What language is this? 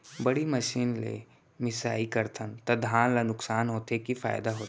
Chhattisgarhi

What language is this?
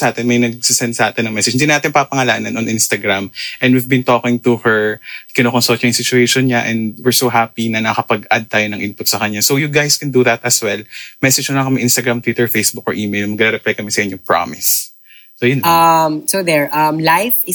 Filipino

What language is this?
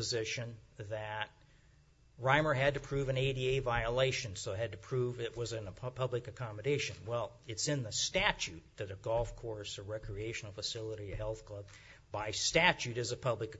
English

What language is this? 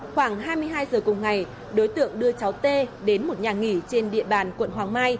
Vietnamese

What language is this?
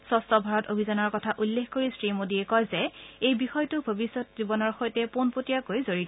Assamese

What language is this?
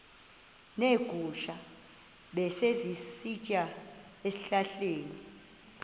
Xhosa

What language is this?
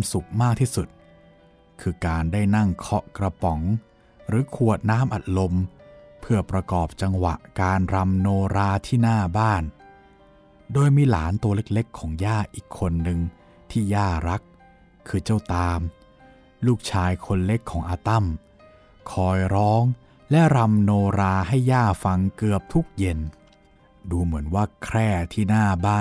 Thai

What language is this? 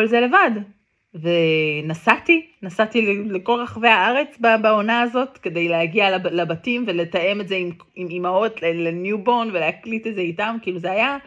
Hebrew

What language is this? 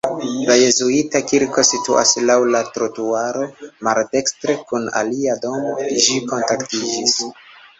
Esperanto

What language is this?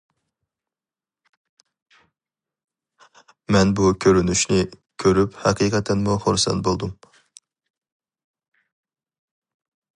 Uyghur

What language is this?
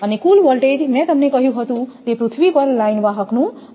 Gujarati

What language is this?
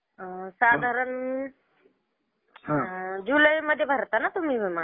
Marathi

